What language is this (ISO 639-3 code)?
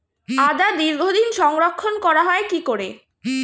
ben